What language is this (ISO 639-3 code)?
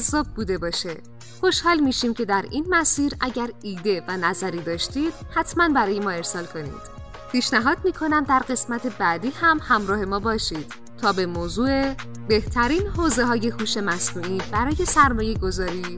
fas